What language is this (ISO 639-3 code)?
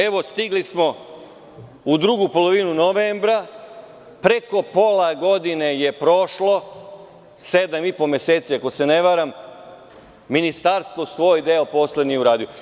srp